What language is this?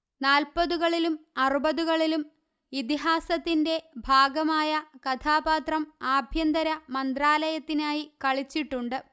Malayalam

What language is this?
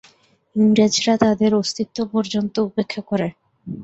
Bangla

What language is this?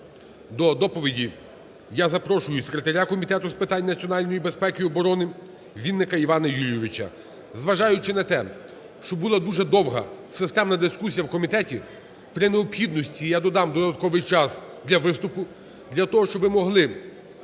Ukrainian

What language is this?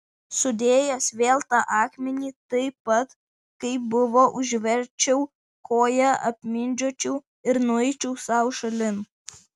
Lithuanian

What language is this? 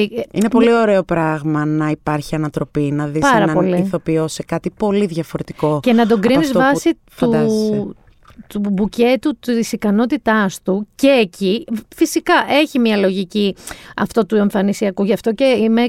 Greek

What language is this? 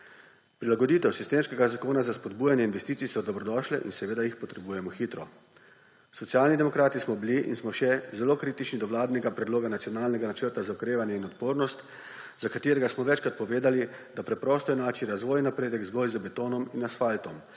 Slovenian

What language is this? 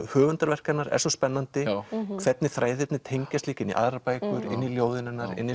Icelandic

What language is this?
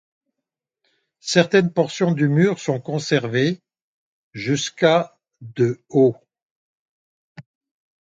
French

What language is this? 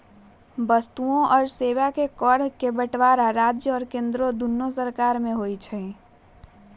Magahi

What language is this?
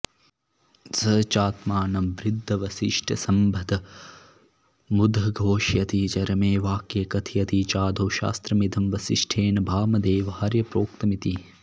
Sanskrit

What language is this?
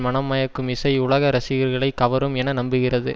Tamil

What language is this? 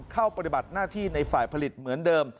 Thai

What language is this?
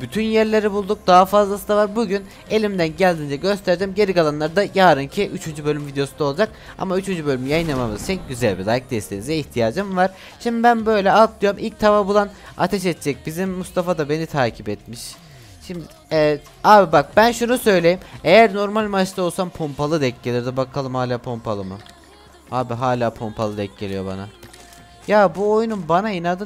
Turkish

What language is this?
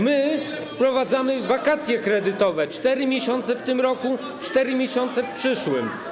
Polish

